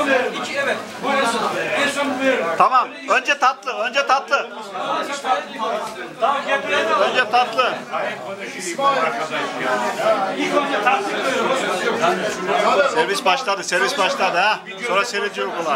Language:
Turkish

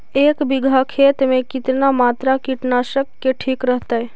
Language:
Magahi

